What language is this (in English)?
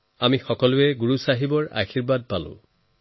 Assamese